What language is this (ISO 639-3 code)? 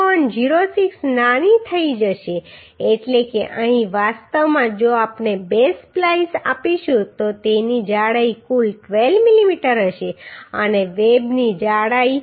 guj